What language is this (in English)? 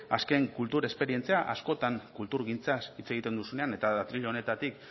Basque